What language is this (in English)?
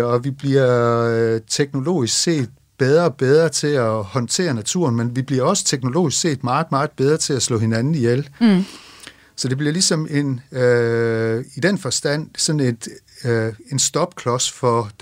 Danish